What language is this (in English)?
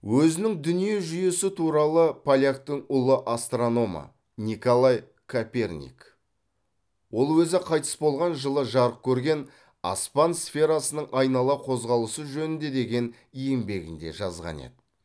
Kazakh